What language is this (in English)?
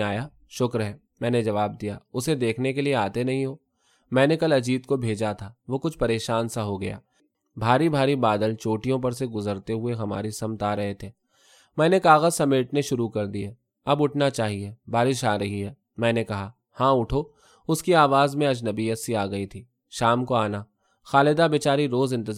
Urdu